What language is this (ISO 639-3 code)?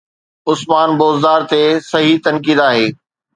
snd